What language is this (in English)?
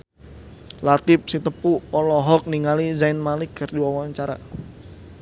Sundanese